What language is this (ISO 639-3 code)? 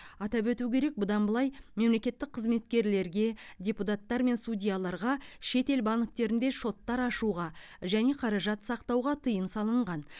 kaz